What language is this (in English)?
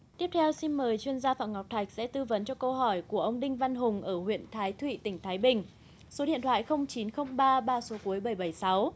Vietnamese